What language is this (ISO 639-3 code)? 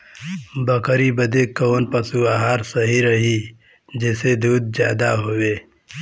bho